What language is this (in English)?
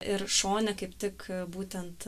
Lithuanian